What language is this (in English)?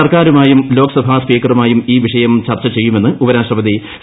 Malayalam